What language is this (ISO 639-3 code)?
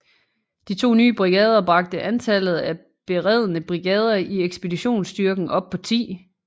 dan